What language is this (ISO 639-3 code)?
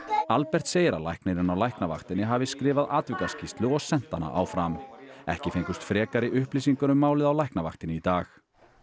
isl